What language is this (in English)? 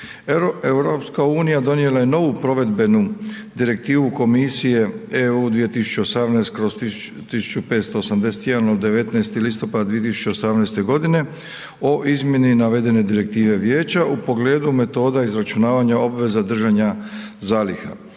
Croatian